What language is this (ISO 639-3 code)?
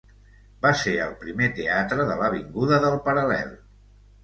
cat